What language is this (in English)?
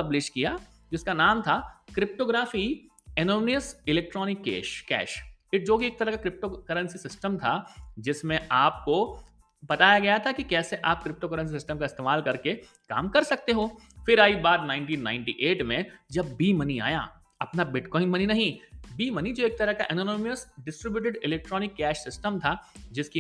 Hindi